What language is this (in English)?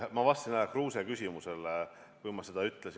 Estonian